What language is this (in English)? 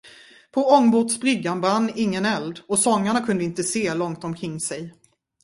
Swedish